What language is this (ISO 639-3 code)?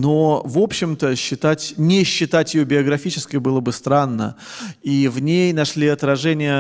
rus